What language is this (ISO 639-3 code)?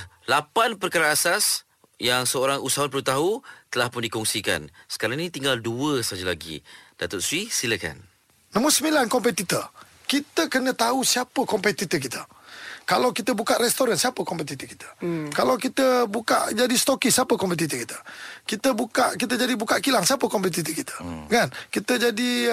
msa